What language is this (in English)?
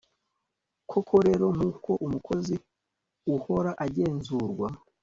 Kinyarwanda